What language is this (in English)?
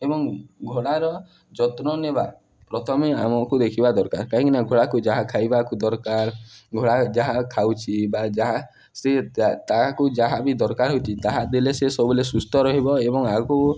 Odia